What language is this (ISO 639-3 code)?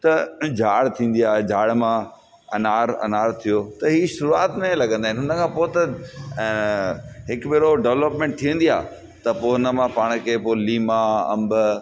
snd